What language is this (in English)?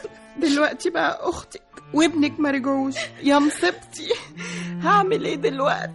Arabic